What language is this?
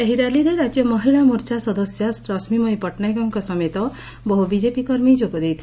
Odia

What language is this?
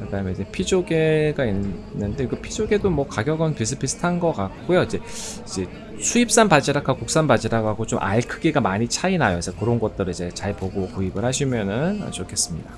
Korean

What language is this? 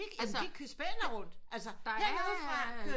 Danish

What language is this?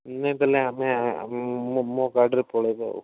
Odia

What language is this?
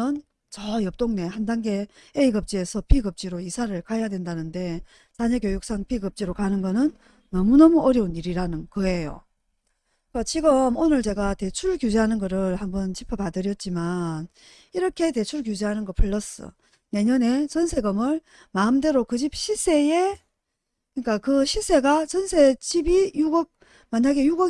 Korean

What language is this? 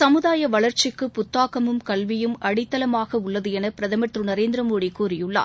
Tamil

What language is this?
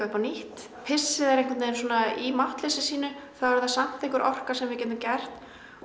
Icelandic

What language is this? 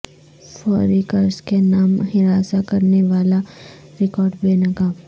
Urdu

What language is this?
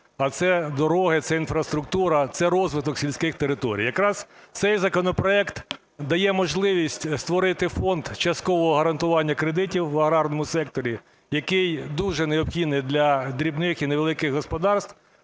Ukrainian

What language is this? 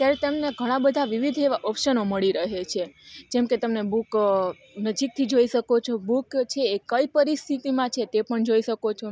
Gujarati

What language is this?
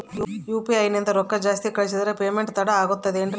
Kannada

